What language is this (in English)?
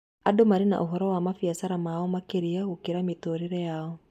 Kikuyu